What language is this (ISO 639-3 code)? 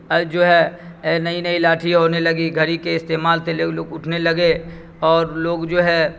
urd